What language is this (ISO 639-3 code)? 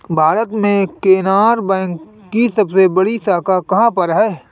hin